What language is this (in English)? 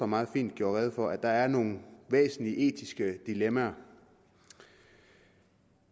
Danish